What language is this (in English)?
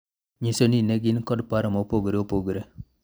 Luo (Kenya and Tanzania)